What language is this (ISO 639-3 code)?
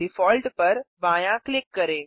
hin